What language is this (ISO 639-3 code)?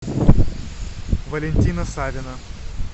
rus